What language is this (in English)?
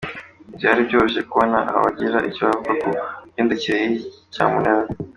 Kinyarwanda